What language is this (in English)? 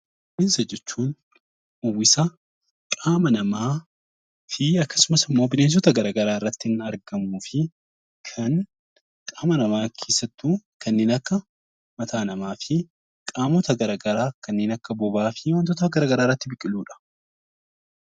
Oromo